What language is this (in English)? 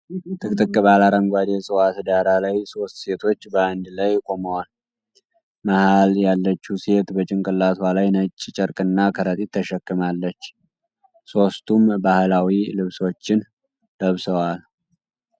Amharic